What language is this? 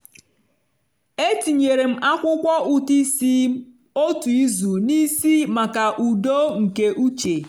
Igbo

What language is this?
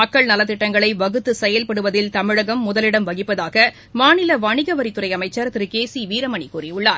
Tamil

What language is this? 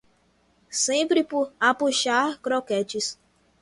Portuguese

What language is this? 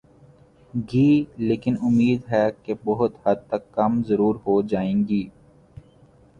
Urdu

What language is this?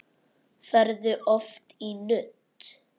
Icelandic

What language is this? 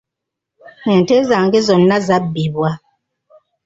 Ganda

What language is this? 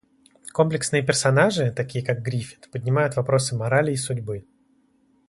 Russian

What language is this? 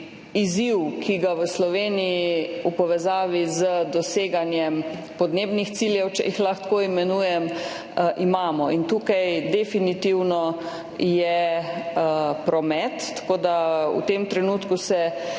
Slovenian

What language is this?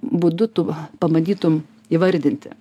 Lithuanian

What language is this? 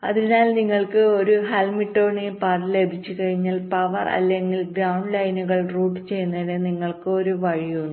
Malayalam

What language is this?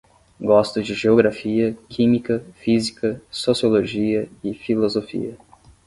Portuguese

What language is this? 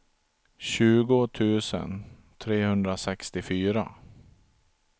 Swedish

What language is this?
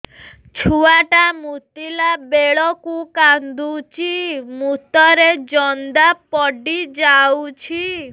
Odia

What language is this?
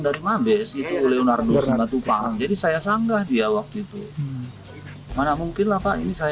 Indonesian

